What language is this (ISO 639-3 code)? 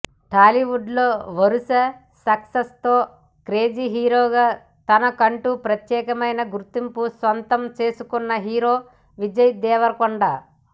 tel